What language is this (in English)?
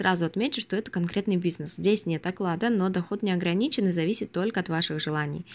Russian